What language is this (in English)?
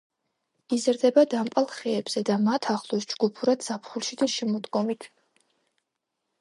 Georgian